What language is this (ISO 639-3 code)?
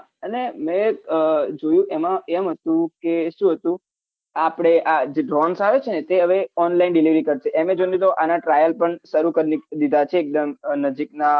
guj